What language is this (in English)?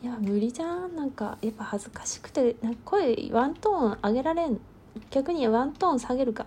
Japanese